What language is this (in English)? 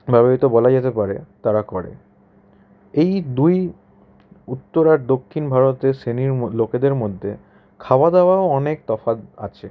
Bangla